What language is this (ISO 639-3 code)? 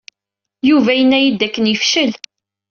kab